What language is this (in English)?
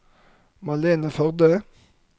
Norwegian